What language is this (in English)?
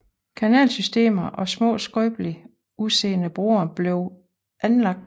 Danish